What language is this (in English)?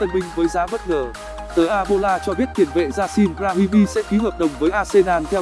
Vietnamese